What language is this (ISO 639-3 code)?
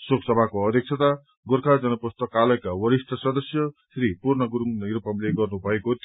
nep